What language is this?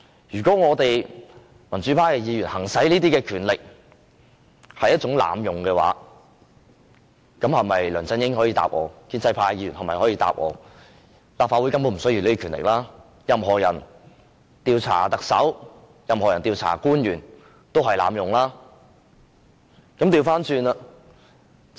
Cantonese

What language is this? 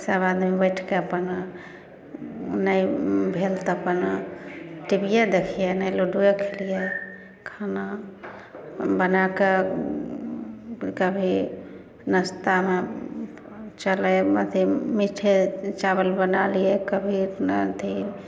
Maithili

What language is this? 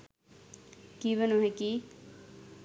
Sinhala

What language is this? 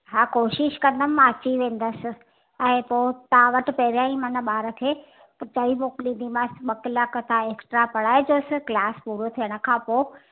Sindhi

